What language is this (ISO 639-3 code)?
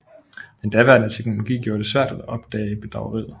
dan